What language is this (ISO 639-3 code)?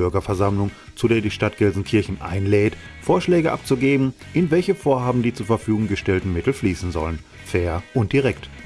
deu